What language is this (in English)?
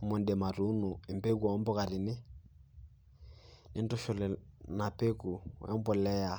Masai